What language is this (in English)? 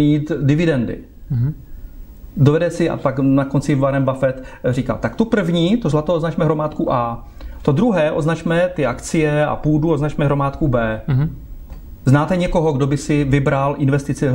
Czech